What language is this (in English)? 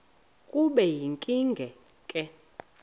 Xhosa